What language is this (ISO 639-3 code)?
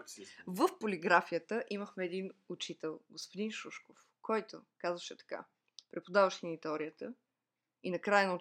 bul